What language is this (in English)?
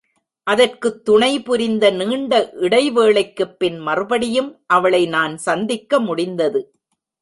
Tamil